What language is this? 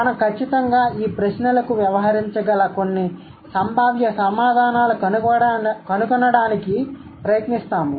Telugu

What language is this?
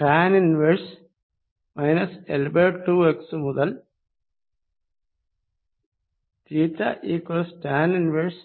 Malayalam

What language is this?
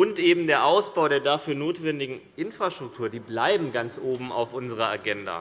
German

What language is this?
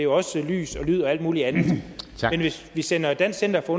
Danish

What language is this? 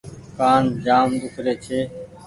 Goaria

